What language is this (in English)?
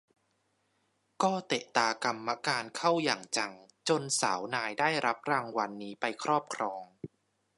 Thai